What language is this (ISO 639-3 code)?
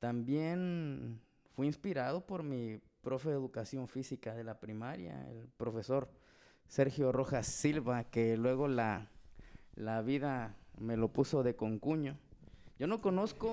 spa